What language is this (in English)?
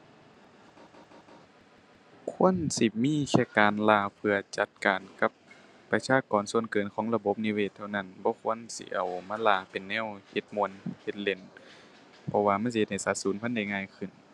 Thai